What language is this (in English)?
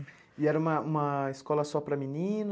Portuguese